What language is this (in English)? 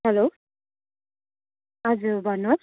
Nepali